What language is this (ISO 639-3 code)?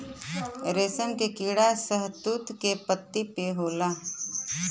bho